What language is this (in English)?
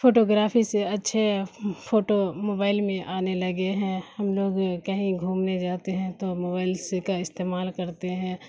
Urdu